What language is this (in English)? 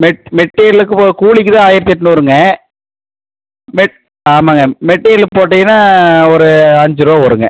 Tamil